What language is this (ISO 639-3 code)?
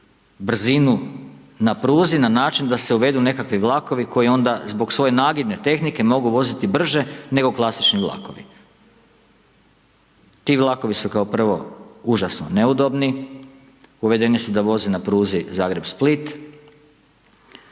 hrv